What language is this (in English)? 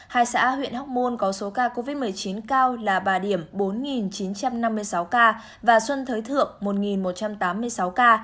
Vietnamese